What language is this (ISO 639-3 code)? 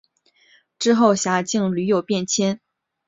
zho